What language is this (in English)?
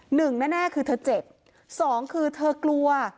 Thai